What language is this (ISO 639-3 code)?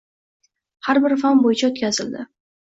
uzb